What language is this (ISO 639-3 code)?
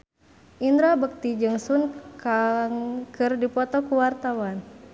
sun